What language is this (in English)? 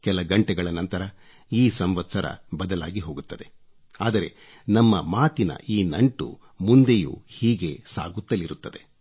Kannada